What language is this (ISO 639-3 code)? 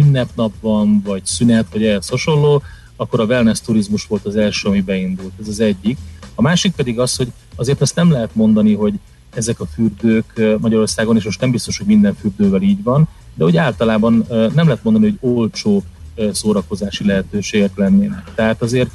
hun